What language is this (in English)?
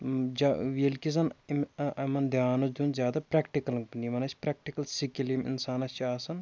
Kashmiri